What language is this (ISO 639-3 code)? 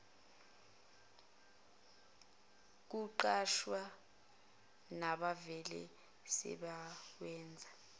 zul